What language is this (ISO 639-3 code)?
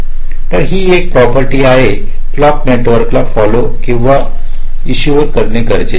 mar